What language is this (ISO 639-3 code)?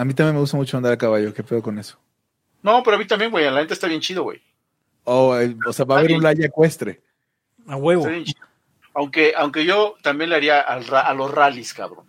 spa